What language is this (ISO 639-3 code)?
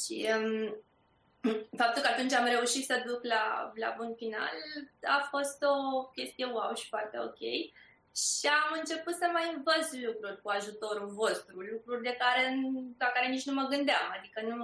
ron